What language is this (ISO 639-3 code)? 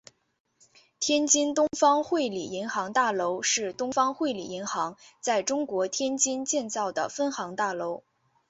zho